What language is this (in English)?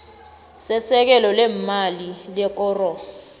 South Ndebele